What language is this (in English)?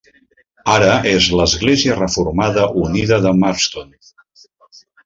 Catalan